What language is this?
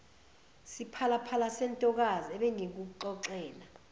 Zulu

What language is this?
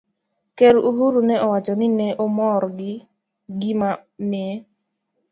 Luo (Kenya and Tanzania)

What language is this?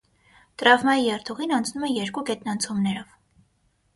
Armenian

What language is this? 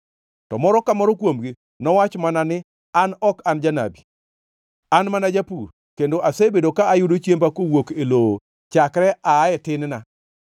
Luo (Kenya and Tanzania)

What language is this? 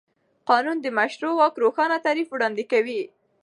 Pashto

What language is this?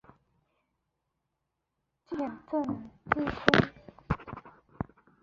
Chinese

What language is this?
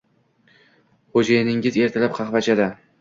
Uzbek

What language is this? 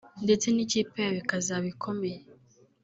Kinyarwanda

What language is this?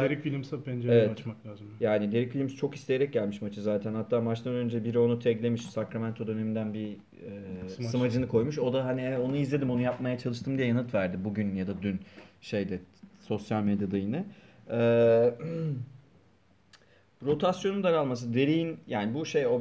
Turkish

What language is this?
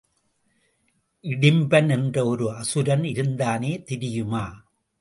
Tamil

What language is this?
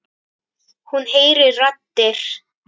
Icelandic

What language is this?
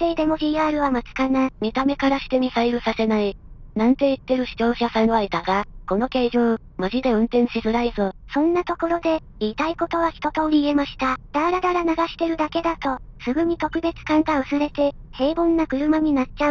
Japanese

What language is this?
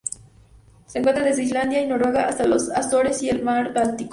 Spanish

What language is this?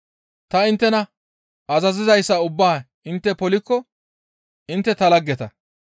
Gamo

